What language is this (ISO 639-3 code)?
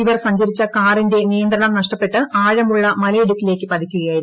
mal